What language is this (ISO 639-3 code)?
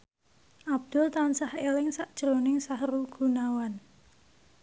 jav